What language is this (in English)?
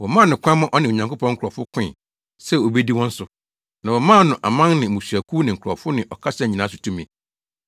Akan